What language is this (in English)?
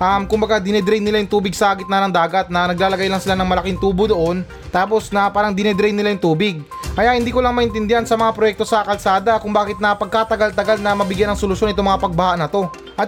Filipino